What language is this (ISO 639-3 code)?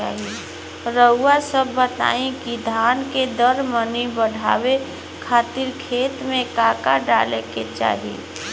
bho